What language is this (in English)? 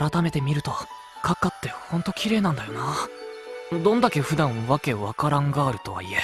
Japanese